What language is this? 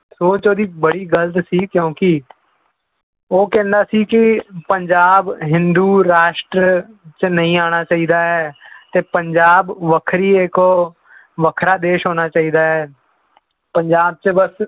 Punjabi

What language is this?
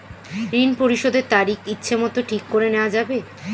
Bangla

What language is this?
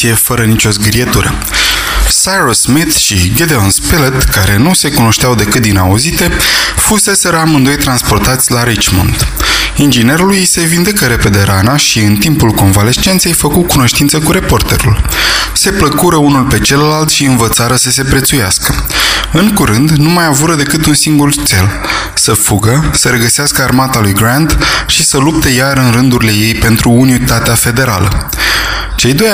Romanian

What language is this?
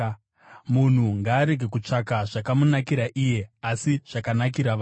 Shona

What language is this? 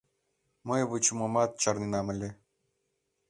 Mari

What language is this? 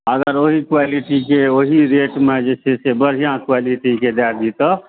Maithili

